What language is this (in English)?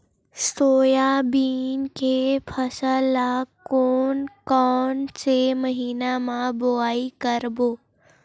Chhattisgarhi